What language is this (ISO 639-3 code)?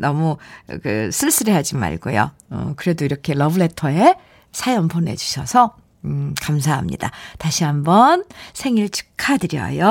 kor